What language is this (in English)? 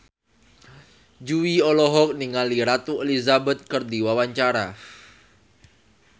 Sundanese